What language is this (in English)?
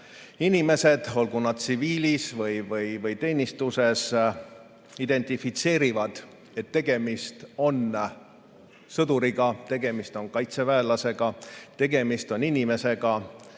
Estonian